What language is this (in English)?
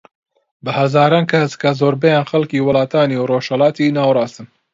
Central Kurdish